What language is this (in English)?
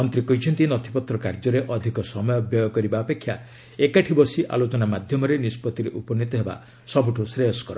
Odia